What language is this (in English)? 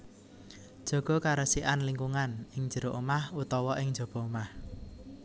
Javanese